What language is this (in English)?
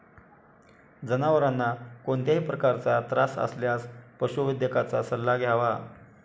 Marathi